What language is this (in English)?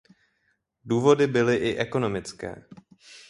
Czech